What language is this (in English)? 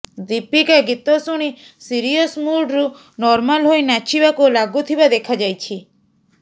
Odia